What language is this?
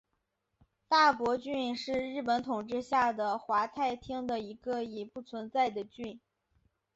Chinese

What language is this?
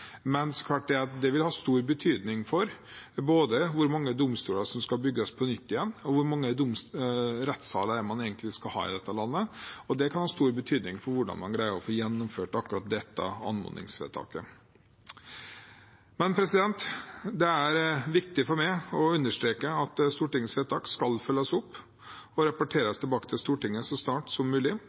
Norwegian Bokmål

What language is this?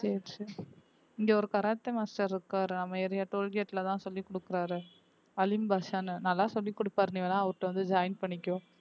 Tamil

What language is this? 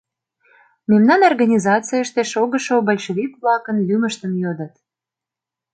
Mari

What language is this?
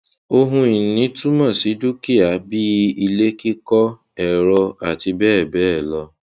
Yoruba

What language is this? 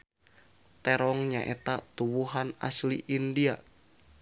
Sundanese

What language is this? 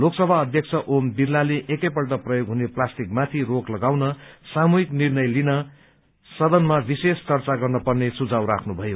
Nepali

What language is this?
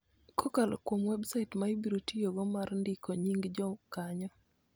Luo (Kenya and Tanzania)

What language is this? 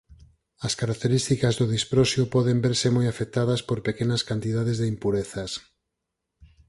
Galician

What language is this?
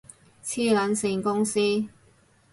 Cantonese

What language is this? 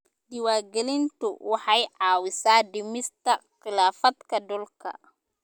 Somali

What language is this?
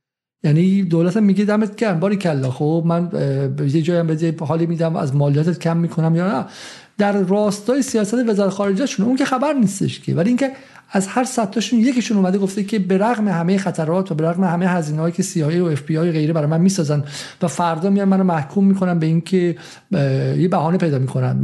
Persian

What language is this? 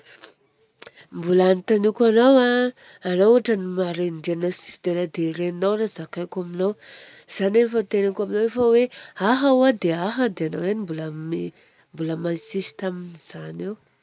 Southern Betsimisaraka Malagasy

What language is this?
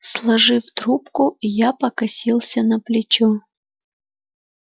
Russian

